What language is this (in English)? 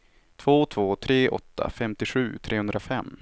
Swedish